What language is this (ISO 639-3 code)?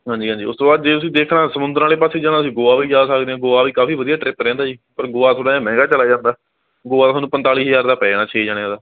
pan